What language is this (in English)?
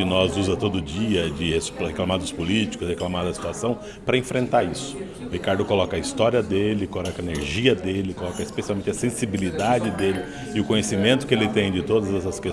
Portuguese